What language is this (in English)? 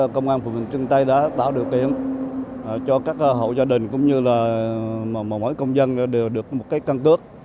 Vietnamese